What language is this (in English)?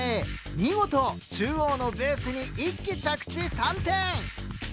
Japanese